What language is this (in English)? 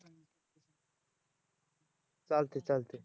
Marathi